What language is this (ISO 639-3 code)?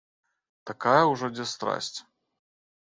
bel